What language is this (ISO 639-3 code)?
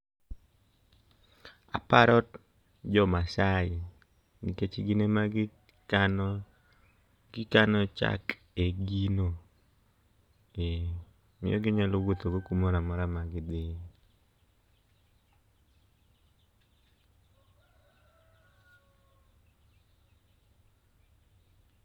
luo